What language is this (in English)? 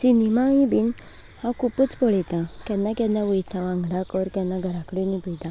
Konkani